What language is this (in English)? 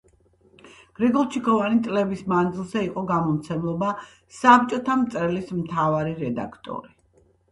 Georgian